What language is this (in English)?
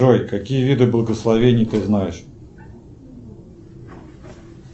Russian